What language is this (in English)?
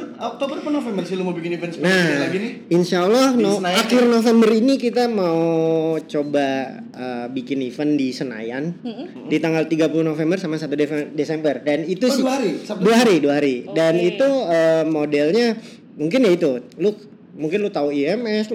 Indonesian